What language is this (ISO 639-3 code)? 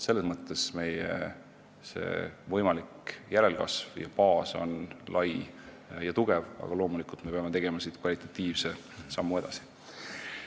est